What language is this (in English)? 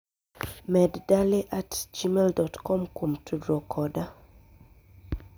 Luo (Kenya and Tanzania)